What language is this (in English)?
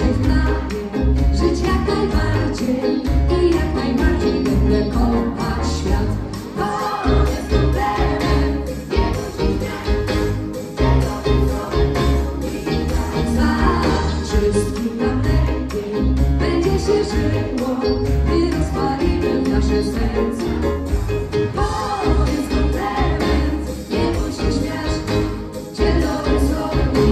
Polish